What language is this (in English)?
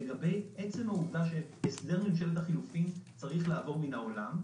Hebrew